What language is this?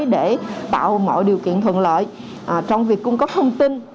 Vietnamese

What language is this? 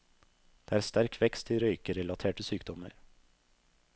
Norwegian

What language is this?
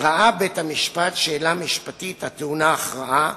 Hebrew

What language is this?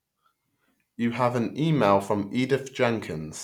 English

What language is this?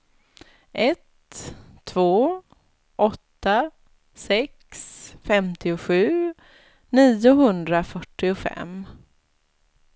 Swedish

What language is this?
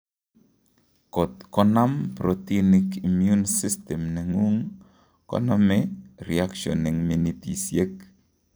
Kalenjin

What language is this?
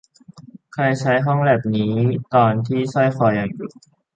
Thai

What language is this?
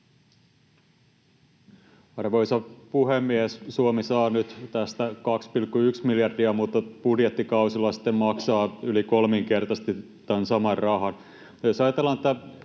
Finnish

